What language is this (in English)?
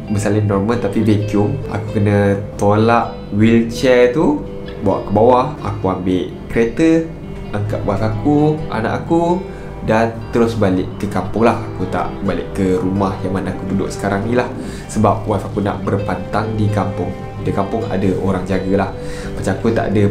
Malay